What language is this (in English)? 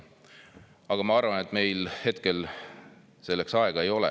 Estonian